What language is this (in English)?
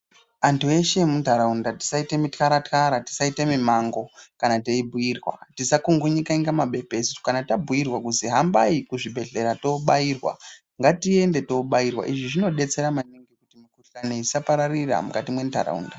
Ndau